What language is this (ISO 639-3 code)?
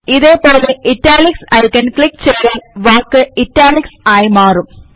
mal